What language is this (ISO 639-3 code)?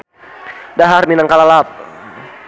sun